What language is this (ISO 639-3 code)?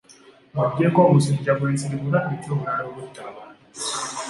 lug